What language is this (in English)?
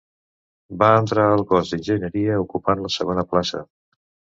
Catalan